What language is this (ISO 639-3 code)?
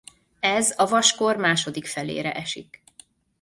hun